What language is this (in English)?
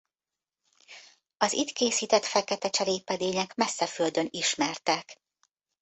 Hungarian